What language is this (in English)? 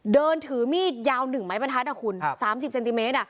Thai